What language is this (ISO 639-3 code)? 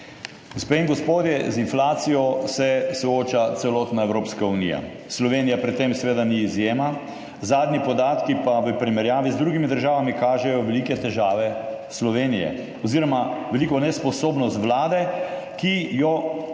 slv